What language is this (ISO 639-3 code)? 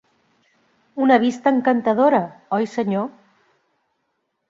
cat